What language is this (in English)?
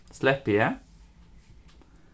Faroese